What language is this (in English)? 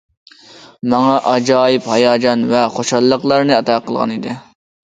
Uyghur